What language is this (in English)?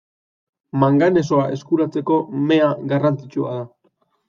Basque